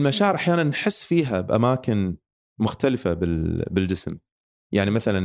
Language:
Arabic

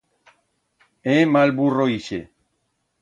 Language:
Aragonese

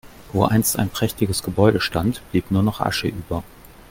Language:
German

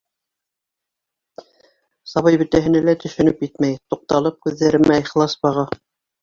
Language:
Bashkir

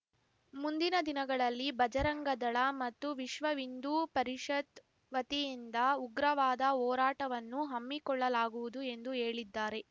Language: Kannada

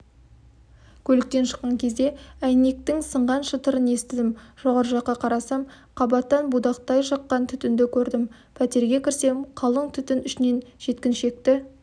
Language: Kazakh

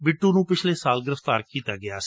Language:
Punjabi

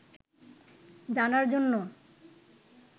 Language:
Bangla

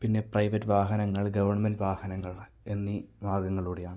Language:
Malayalam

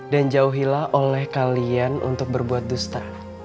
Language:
Indonesian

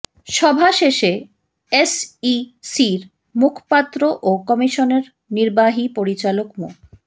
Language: Bangla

